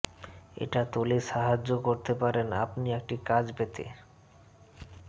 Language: Bangla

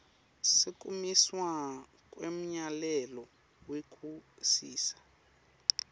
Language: Swati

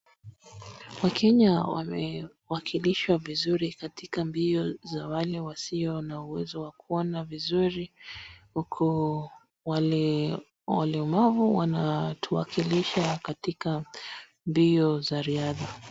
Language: Swahili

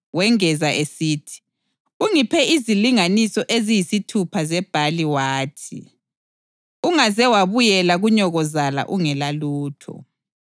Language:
North Ndebele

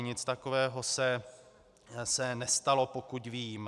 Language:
Czech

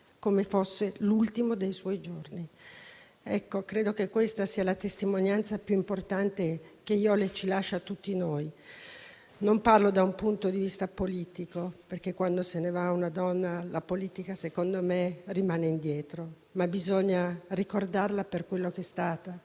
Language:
Italian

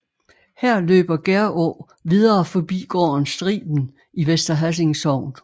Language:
Danish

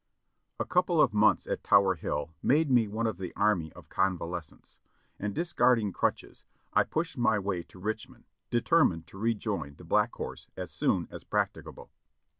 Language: English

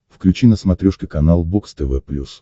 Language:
Russian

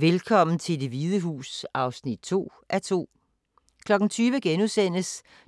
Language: Danish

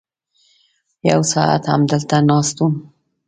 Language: Pashto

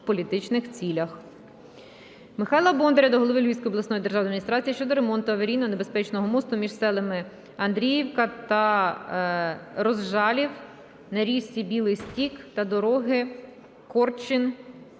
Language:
Ukrainian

